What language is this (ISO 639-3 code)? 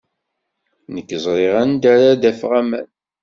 kab